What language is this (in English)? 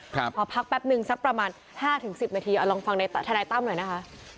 Thai